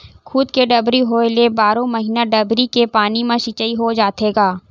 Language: Chhattisgarhi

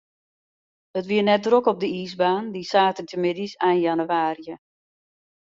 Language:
Western Frisian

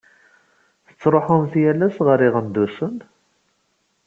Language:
Kabyle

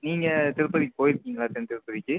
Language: Tamil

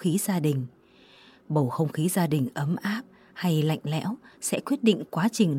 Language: Vietnamese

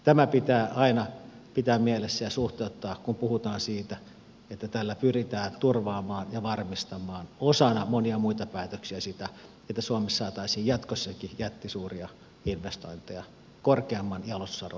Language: Finnish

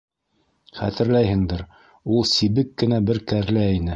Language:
Bashkir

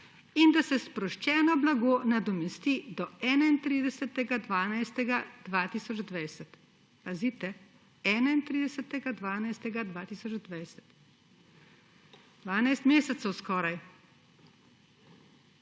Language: Slovenian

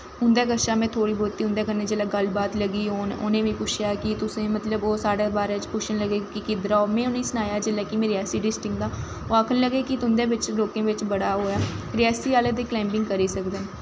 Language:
Dogri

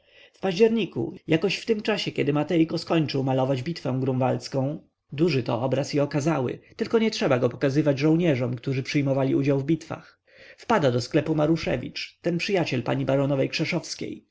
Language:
Polish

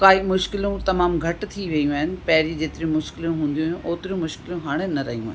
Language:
Sindhi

